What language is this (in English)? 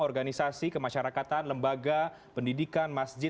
Indonesian